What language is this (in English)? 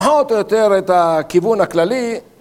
Hebrew